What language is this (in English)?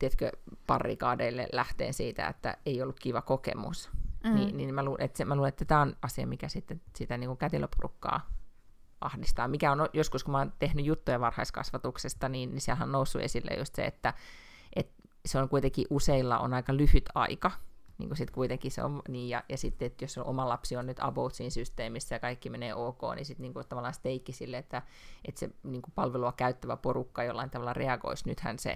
Finnish